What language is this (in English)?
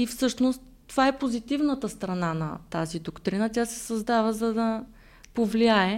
Bulgarian